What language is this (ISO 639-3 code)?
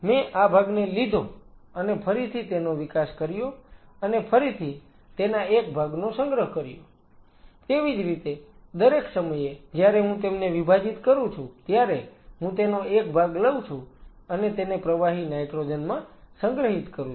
guj